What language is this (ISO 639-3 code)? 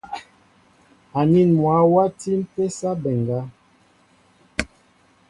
mbo